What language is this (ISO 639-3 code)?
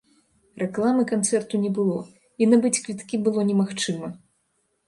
bel